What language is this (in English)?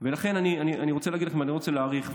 Hebrew